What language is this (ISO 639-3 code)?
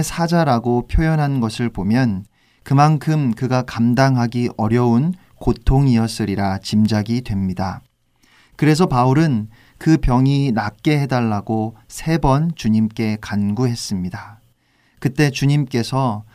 kor